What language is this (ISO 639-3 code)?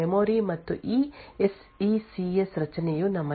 kan